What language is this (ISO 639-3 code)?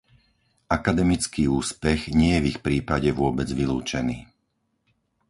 slk